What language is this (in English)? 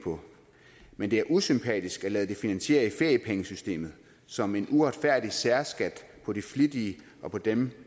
Danish